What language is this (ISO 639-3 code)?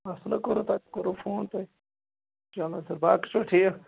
kas